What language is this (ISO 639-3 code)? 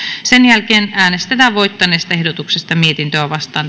fin